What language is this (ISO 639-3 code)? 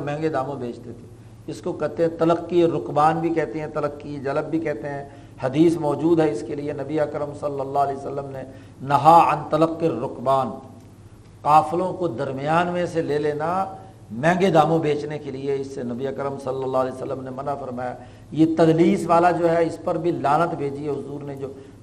urd